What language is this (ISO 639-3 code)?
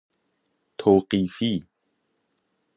fas